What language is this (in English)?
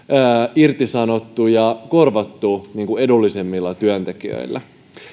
Finnish